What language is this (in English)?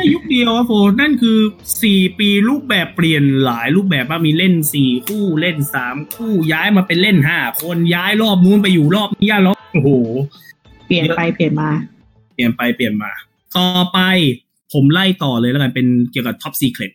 Thai